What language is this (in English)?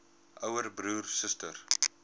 Afrikaans